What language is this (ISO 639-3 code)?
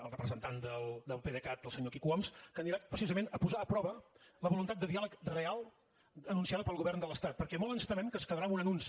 cat